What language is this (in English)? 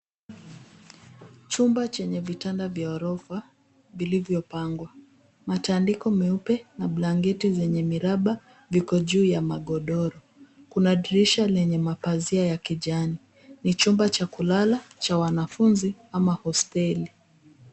Swahili